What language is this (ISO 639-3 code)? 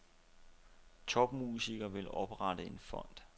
dan